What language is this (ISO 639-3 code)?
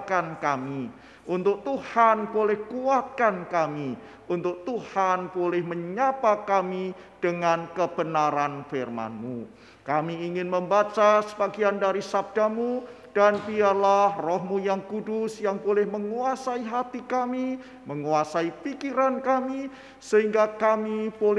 ind